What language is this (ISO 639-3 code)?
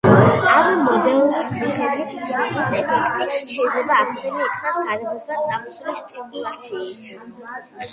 kat